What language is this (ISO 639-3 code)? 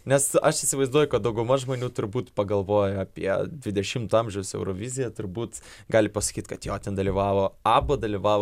lit